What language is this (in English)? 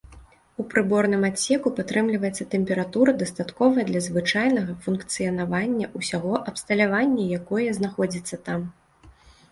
Belarusian